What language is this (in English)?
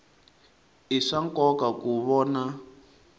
Tsonga